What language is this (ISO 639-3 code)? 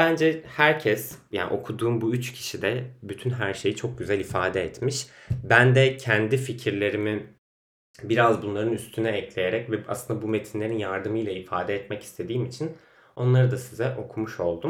tur